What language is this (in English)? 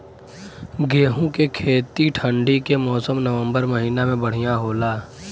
Bhojpuri